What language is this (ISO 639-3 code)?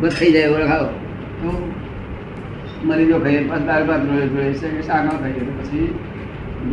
guj